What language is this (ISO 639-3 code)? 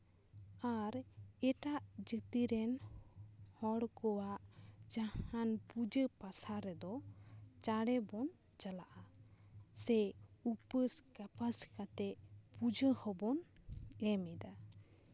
sat